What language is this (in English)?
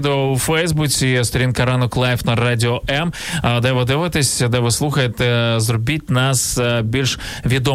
Ukrainian